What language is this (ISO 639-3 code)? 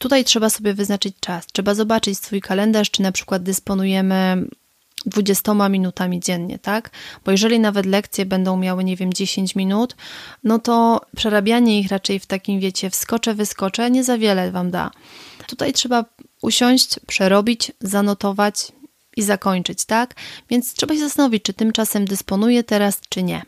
pol